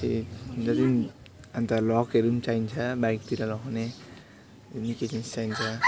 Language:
Nepali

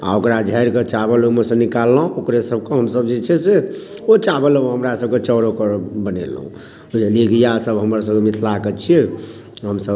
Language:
Maithili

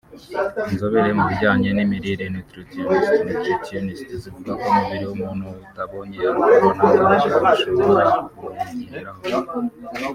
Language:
Kinyarwanda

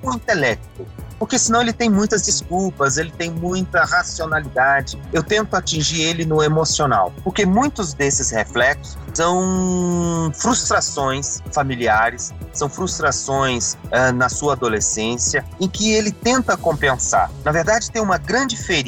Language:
Portuguese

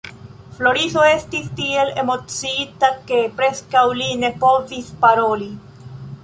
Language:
Esperanto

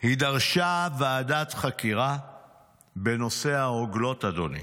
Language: Hebrew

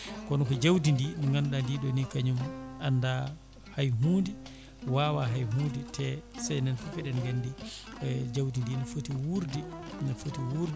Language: Fula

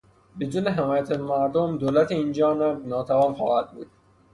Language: Persian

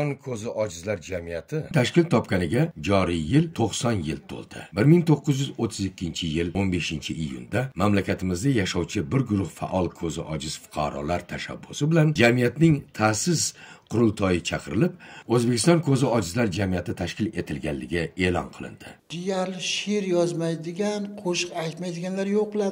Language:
Turkish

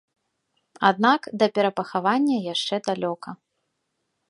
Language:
Belarusian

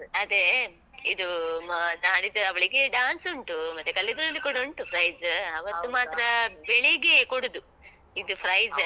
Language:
Kannada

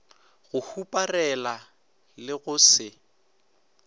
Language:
Northern Sotho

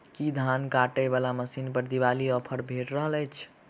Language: Maithili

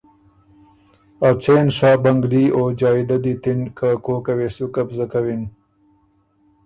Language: Ormuri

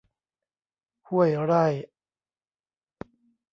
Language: Thai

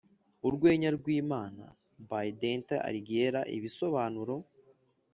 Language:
Kinyarwanda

